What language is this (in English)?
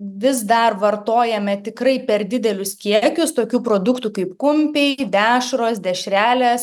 Lithuanian